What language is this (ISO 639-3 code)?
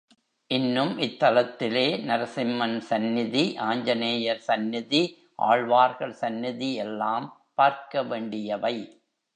tam